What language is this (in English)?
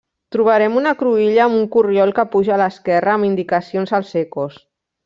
Catalan